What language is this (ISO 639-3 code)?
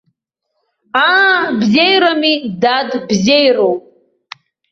abk